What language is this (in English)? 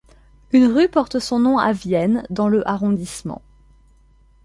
French